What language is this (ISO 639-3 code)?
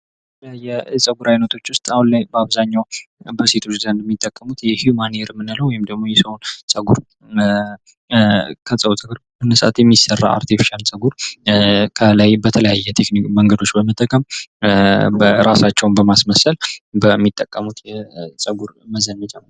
amh